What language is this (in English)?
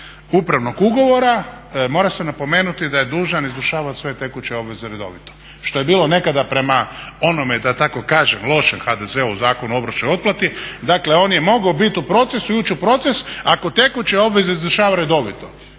Croatian